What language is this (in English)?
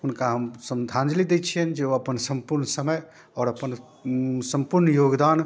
Maithili